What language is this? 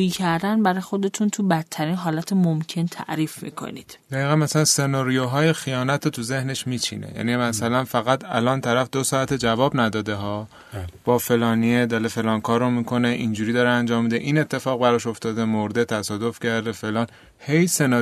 Persian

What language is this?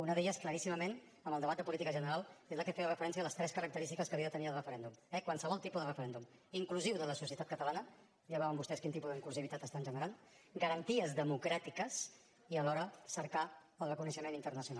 Catalan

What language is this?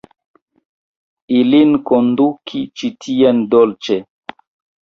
Esperanto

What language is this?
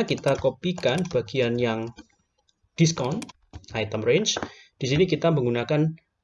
Indonesian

